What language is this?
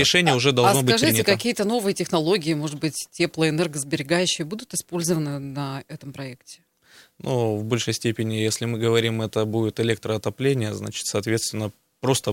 Russian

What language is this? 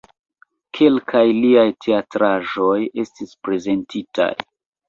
Esperanto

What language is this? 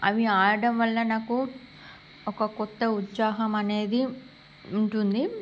Telugu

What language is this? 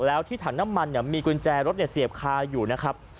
Thai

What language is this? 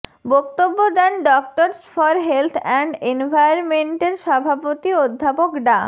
Bangla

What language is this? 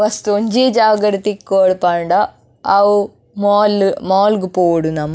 Tulu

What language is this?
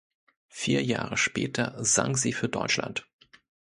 German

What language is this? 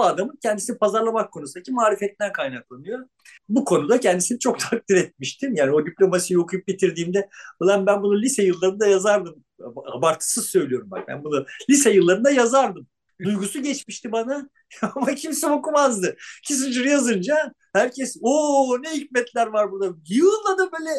Turkish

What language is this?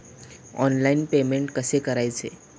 Marathi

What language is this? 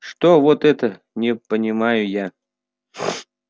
Russian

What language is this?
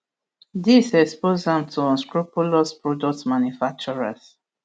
Nigerian Pidgin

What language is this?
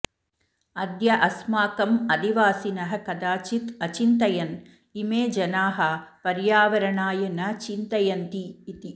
Sanskrit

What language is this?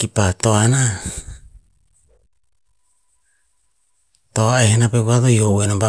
Tinputz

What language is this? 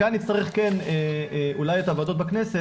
Hebrew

